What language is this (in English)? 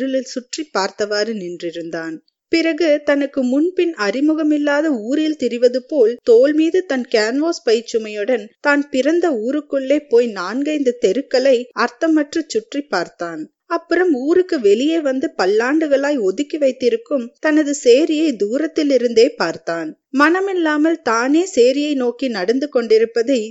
Tamil